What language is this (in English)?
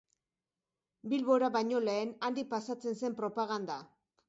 Basque